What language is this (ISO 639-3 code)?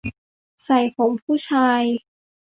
tha